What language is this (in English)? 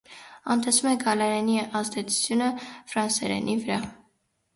Armenian